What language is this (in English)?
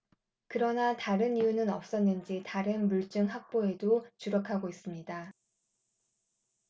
Korean